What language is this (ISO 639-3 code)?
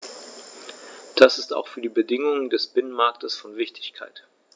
deu